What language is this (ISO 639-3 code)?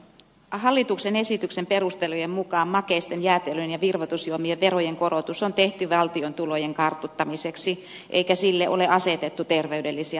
fin